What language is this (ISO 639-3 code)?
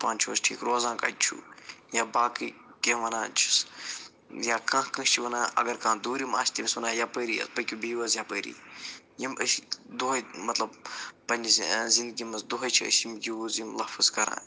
kas